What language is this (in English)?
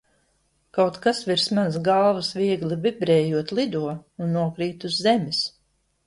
Latvian